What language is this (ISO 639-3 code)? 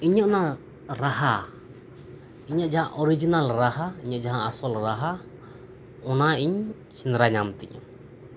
sat